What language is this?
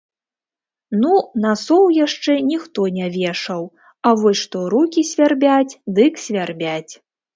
Belarusian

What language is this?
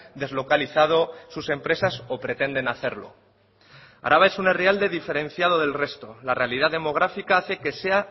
Spanish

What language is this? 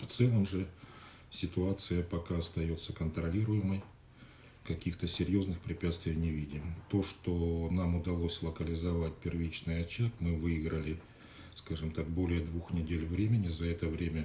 Russian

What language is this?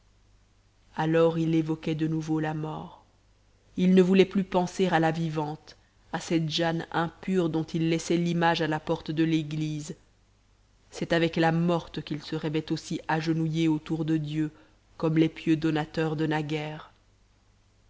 French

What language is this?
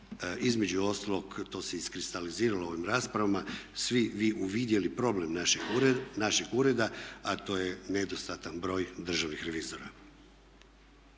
Croatian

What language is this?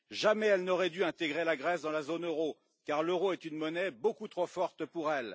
French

